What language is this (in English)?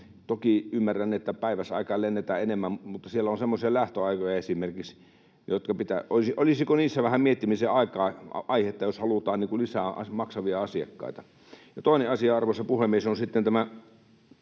Finnish